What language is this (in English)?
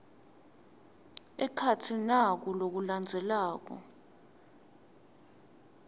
Swati